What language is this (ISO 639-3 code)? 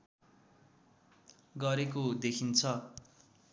nep